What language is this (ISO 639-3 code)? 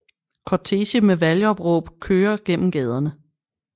dan